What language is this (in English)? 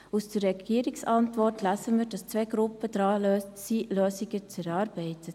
Swiss German